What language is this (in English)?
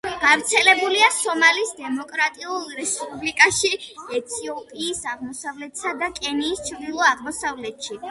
Georgian